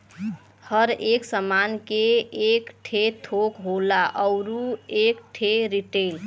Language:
Bhojpuri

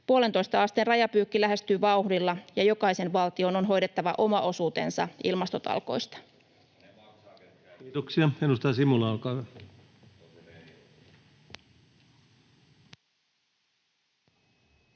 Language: Finnish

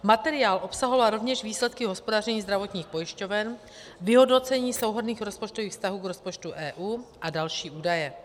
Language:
Czech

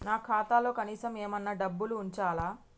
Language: Telugu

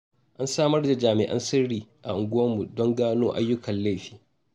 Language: Hausa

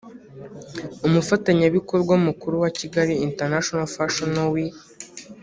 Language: Kinyarwanda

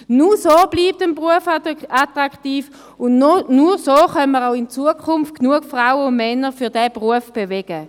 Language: Swiss German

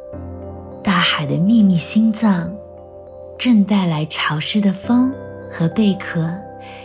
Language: Chinese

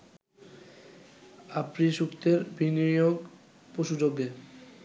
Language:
Bangla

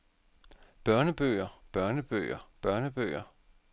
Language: Danish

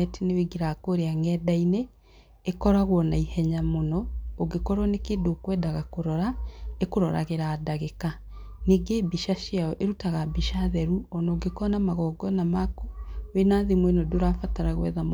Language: Kikuyu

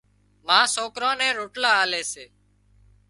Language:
Wadiyara Koli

